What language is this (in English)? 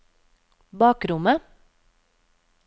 Norwegian